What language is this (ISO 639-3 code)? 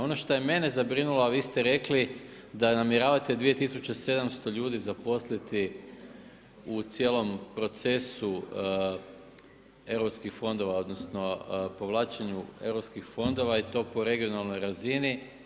hrv